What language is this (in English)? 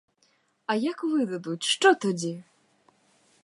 Ukrainian